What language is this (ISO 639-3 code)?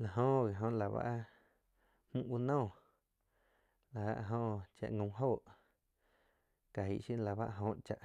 chq